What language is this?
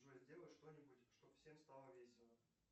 Russian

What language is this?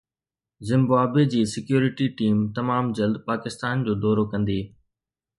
Sindhi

